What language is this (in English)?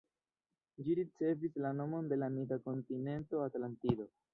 Esperanto